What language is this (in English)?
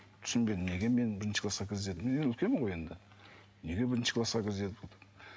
Kazakh